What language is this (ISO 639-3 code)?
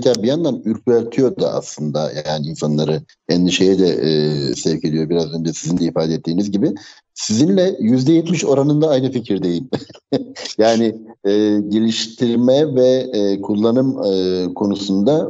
tur